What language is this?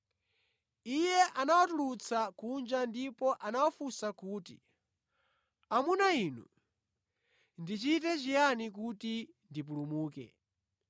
Nyanja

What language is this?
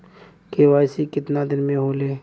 Bhojpuri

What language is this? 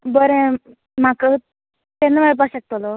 Konkani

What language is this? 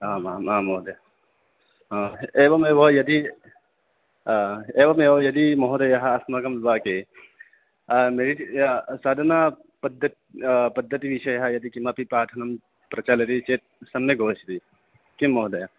Sanskrit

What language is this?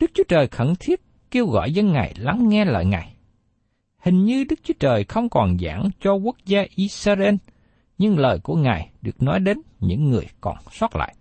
Vietnamese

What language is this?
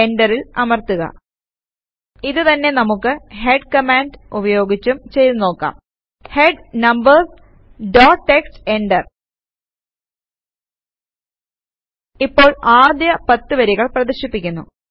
Malayalam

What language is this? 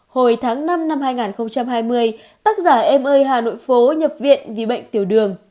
Vietnamese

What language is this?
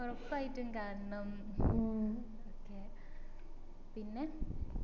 Malayalam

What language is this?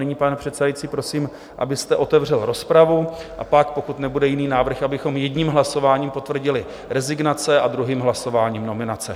Czech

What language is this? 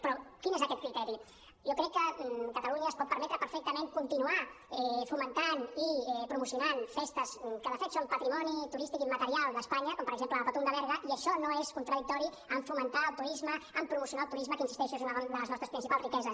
Catalan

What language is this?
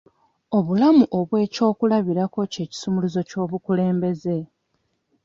Ganda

